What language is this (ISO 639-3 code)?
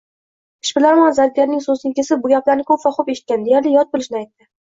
uzb